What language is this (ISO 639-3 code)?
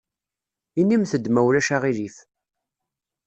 kab